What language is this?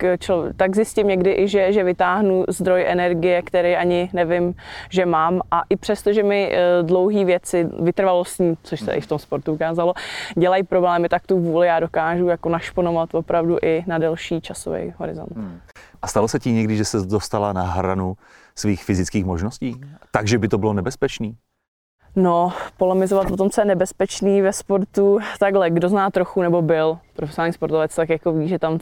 Czech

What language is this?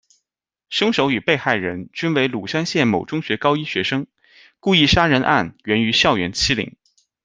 Chinese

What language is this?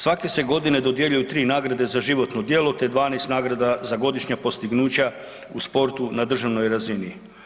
Croatian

